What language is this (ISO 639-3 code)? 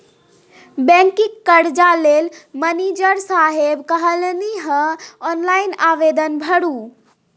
mai